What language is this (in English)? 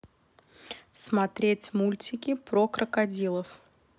Russian